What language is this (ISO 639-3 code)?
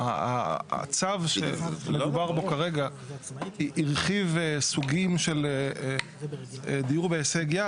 heb